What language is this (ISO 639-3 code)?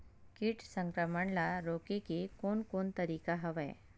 hne